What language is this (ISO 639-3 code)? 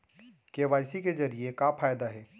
hne